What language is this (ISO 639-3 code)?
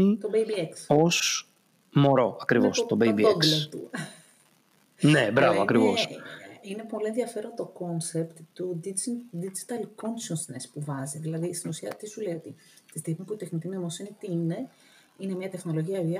ell